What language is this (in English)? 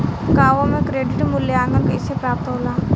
Bhojpuri